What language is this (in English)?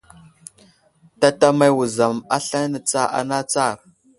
Wuzlam